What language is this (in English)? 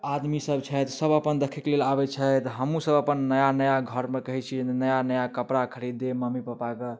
Maithili